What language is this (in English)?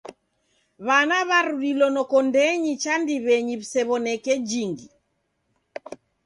Taita